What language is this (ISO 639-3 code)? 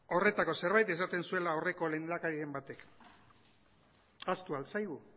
eus